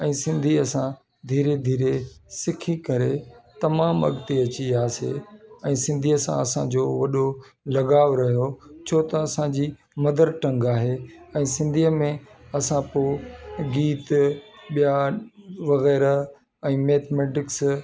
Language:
Sindhi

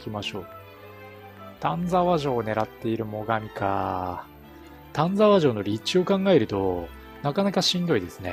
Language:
Japanese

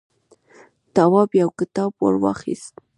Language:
Pashto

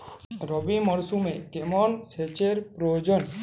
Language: Bangla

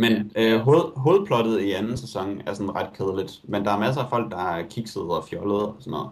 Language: Danish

